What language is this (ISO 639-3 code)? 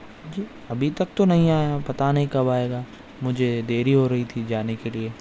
urd